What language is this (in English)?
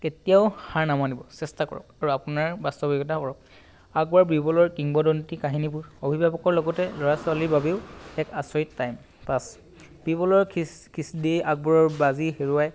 Assamese